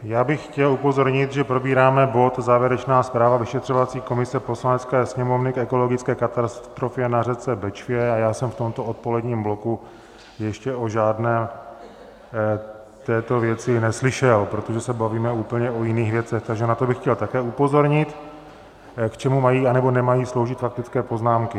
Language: Czech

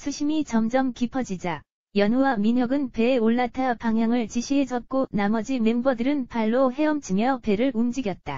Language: Korean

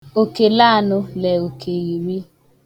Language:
Igbo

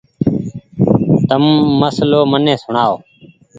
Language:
Goaria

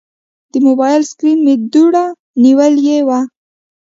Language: Pashto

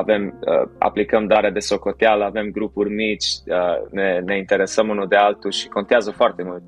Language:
Romanian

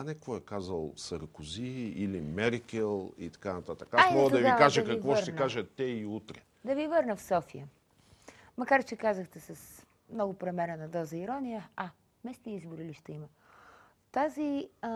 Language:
Bulgarian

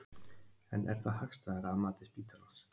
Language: Icelandic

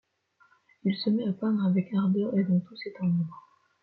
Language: French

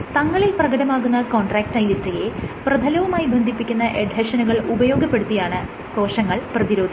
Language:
Malayalam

